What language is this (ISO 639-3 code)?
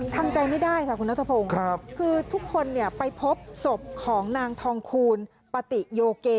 tha